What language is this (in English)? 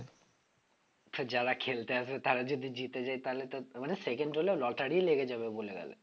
Bangla